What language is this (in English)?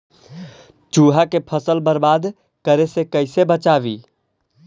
Magahi